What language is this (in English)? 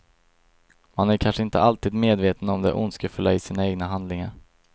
Swedish